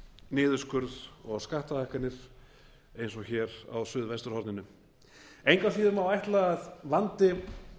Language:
Icelandic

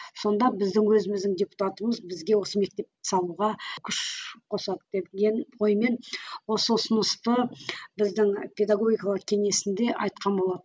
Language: Kazakh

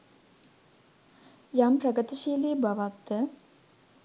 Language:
Sinhala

